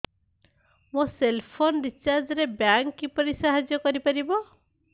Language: Odia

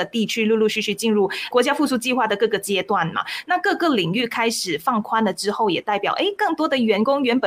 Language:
Chinese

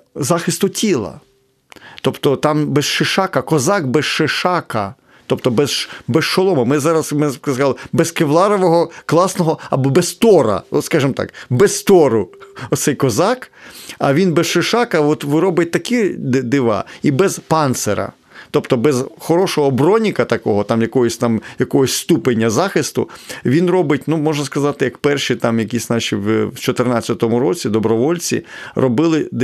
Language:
Ukrainian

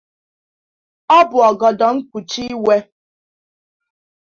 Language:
Igbo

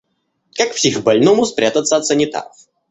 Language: Russian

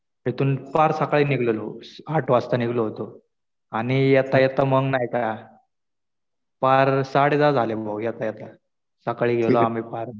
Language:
Marathi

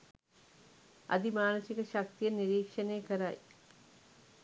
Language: Sinhala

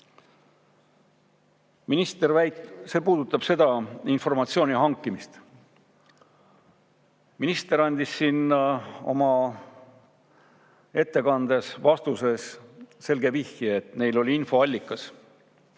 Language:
Estonian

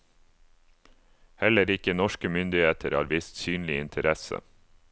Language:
Norwegian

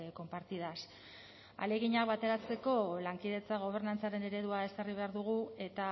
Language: Basque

